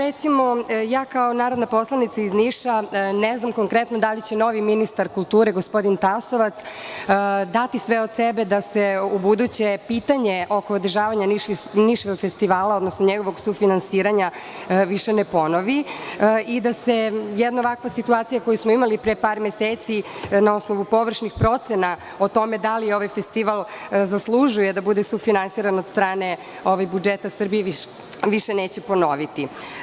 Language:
Serbian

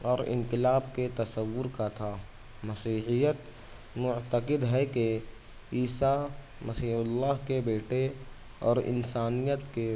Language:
Urdu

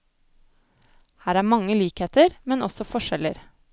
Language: Norwegian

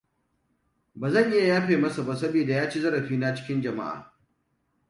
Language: Hausa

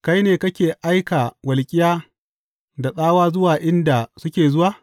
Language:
Hausa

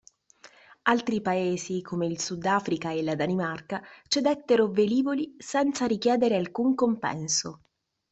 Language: Italian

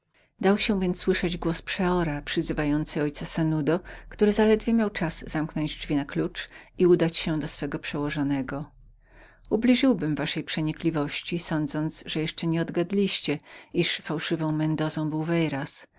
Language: Polish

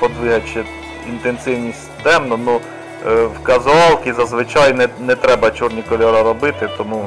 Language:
Ukrainian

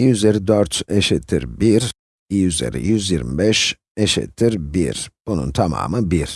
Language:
Turkish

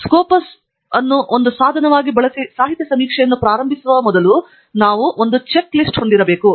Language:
Kannada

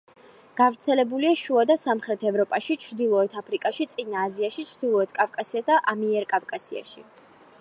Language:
Georgian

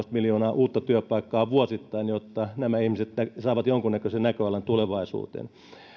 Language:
Finnish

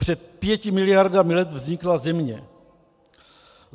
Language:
Czech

